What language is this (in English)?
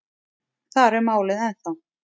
Icelandic